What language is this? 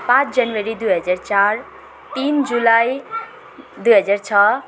Nepali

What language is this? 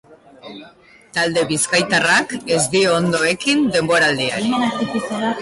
Basque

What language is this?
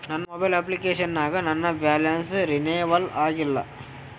Kannada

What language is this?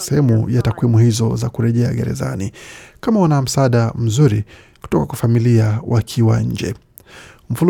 Swahili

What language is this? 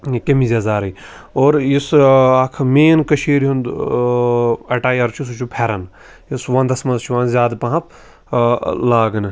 Kashmiri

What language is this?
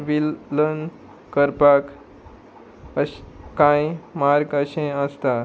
Konkani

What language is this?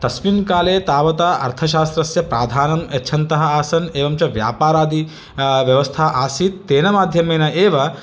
Sanskrit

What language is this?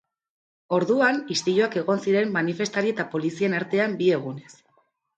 Basque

